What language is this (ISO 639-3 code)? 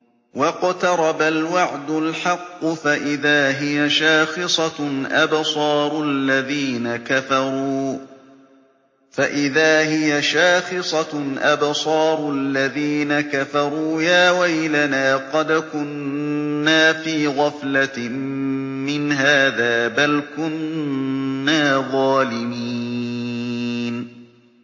ara